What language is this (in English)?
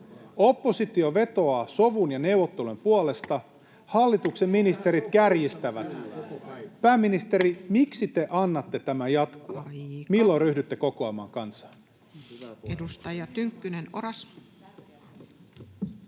Finnish